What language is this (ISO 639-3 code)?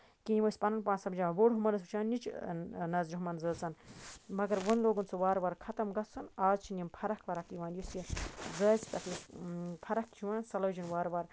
kas